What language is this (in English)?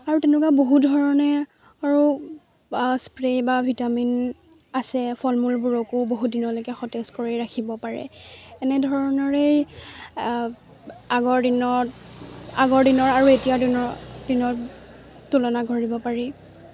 Assamese